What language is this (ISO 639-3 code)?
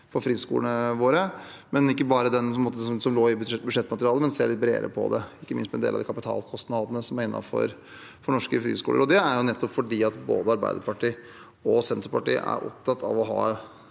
nor